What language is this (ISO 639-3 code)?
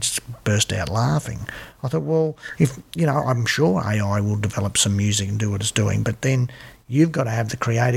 eng